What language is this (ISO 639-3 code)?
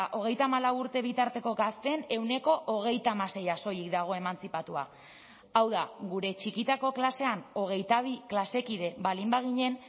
eus